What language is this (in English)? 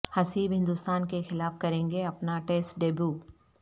Urdu